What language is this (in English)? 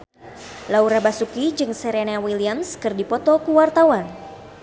Sundanese